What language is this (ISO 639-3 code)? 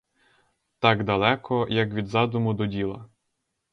ukr